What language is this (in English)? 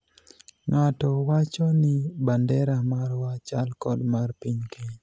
Luo (Kenya and Tanzania)